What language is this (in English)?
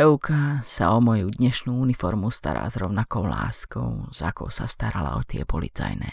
Slovak